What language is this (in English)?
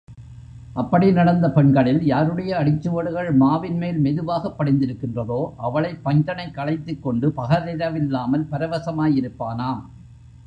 Tamil